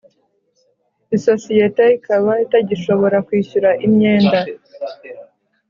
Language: Kinyarwanda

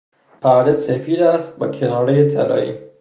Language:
Persian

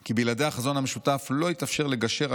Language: Hebrew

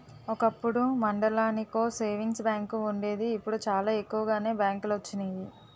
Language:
Telugu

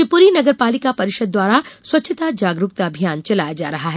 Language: Hindi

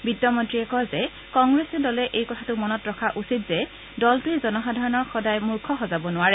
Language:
Assamese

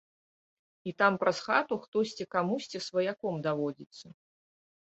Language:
Belarusian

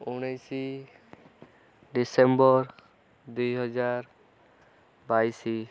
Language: Odia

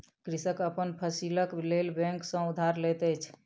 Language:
Maithili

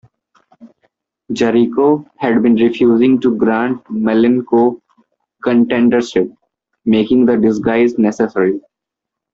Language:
English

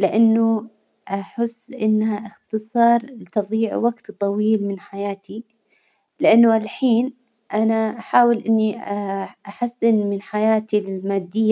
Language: Hijazi Arabic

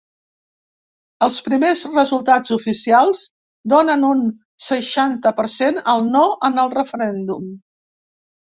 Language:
Catalan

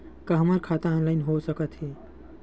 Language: Chhattisgarhi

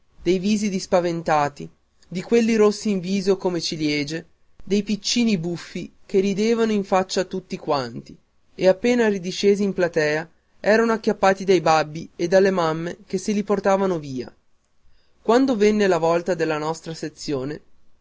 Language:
Italian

